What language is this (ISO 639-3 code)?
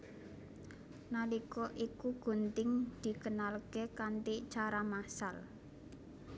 jav